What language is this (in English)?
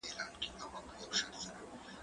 Pashto